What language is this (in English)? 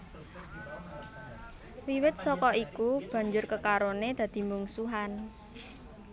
Javanese